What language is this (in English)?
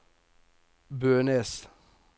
Norwegian